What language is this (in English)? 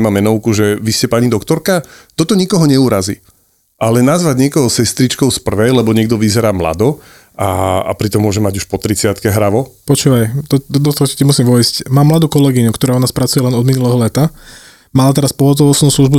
Slovak